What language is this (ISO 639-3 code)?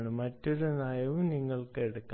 mal